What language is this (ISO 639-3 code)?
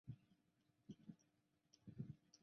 zho